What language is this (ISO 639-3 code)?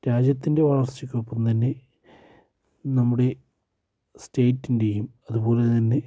mal